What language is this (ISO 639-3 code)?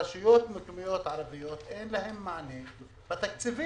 heb